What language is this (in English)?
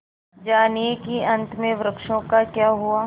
Hindi